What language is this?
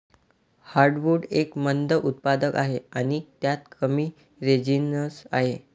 Marathi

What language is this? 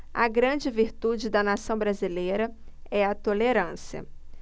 Portuguese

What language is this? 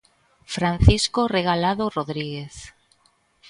Galician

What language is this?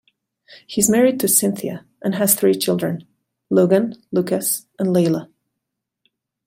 English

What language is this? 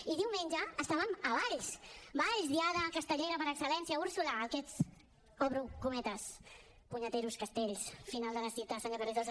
Catalan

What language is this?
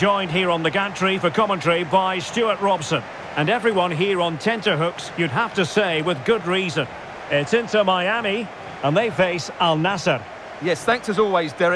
English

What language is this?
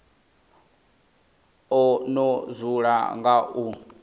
Venda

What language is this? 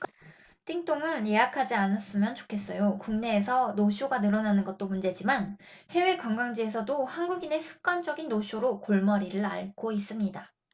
Korean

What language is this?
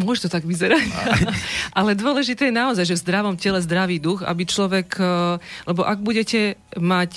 Slovak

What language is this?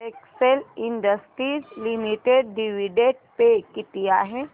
Marathi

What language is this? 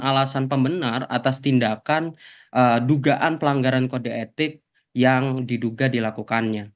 Indonesian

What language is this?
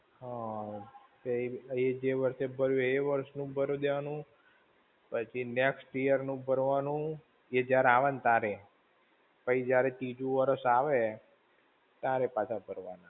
Gujarati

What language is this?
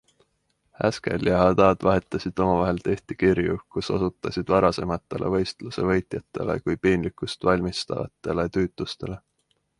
Estonian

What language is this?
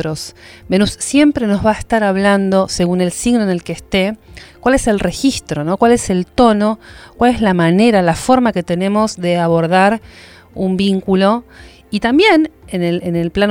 Spanish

